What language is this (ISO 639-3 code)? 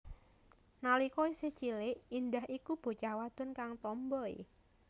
jav